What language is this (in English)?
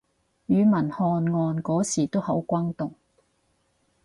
Cantonese